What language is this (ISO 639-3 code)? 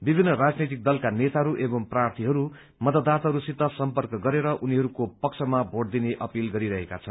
nep